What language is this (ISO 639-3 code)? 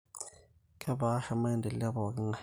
mas